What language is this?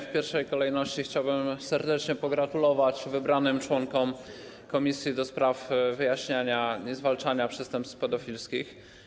Polish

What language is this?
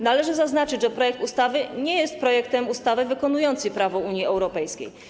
Polish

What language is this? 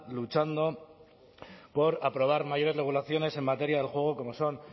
Spanish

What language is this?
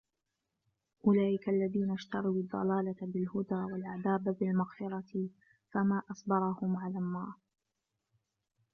Arabic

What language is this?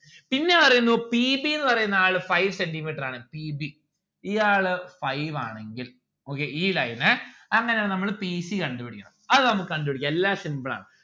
Malayalam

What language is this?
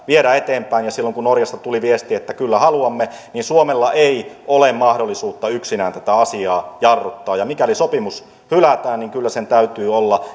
Finnish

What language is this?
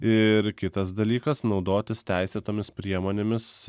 Lithuanian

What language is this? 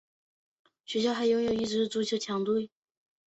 Chinese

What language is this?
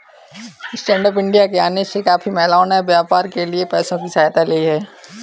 Hindi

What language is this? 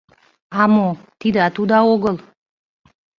Mari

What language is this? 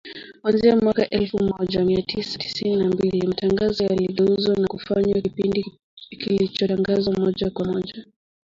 Swahili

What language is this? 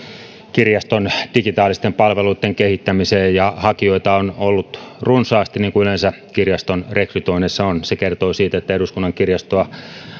Finnish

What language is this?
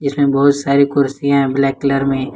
Hindi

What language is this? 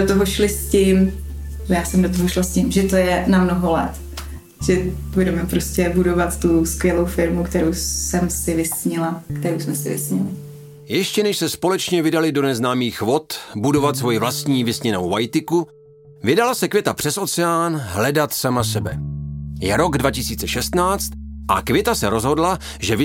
Czech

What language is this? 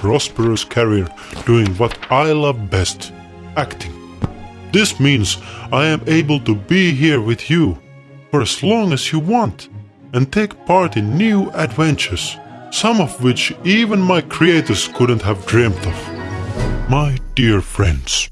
English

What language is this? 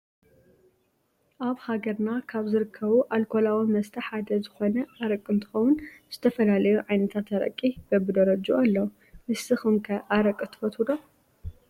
Tigrinya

